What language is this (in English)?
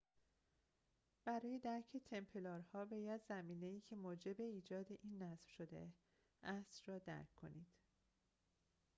Persian